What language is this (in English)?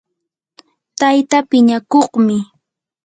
Yanahuanca Pasco Quechua